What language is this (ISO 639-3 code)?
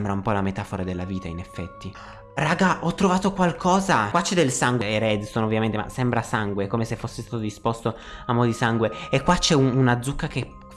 ita